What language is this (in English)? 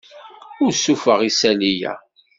Kabyle